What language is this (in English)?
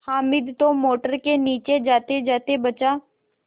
Hindi